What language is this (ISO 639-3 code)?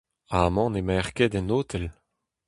bre